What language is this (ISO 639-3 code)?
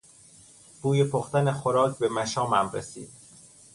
fas